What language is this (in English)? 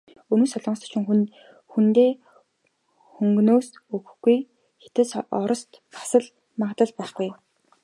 Mongolian